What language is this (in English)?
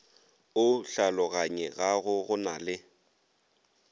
Northern Sotho